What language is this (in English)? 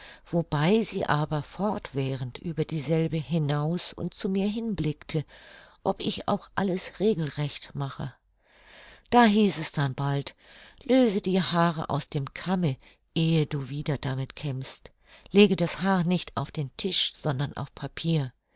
German